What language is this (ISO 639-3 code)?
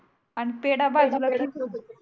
mar